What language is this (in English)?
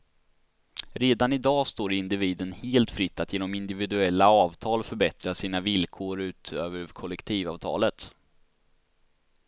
Swedish